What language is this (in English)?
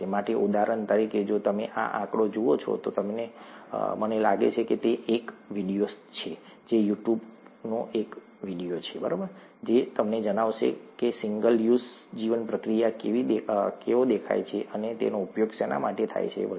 Gujarati